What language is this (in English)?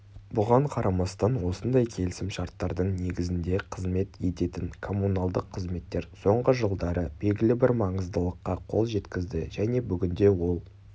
Kazakh